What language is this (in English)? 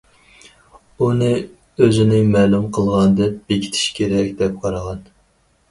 Uyghur